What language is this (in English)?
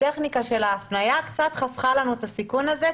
Hebrew